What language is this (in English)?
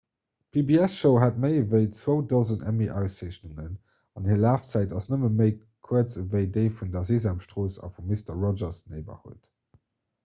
Luxembourgish